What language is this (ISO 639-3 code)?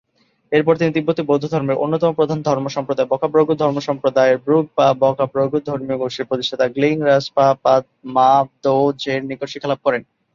ben